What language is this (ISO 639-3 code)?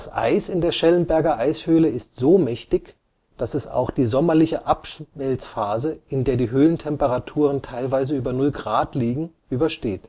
deu